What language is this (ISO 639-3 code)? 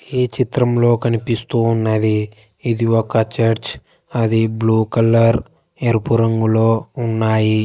tel